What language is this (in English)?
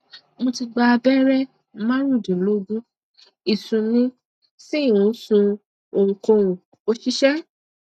Yoruba